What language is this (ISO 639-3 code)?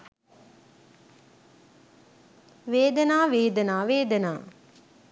sin